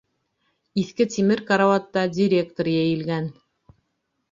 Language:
Bashkir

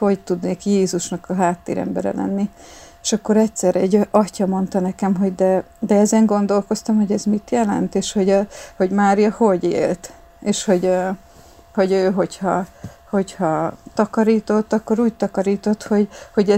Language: Hungarian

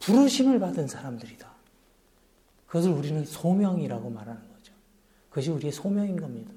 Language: Korean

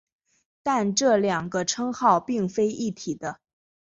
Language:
Chinese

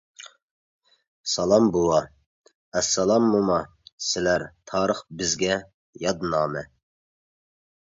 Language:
Uyghur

